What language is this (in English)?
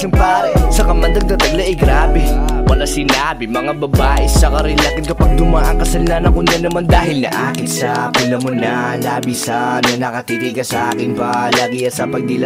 Filipino